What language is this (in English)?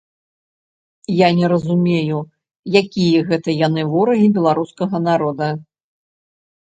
Belarusian